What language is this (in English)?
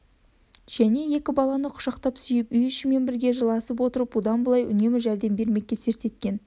Kazakh